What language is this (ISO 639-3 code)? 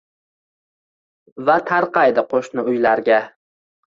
uzb